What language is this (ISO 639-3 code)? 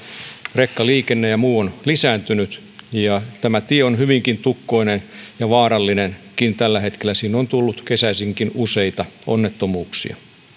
fin